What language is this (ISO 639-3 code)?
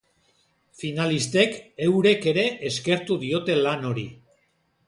eus